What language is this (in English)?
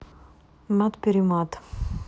Russian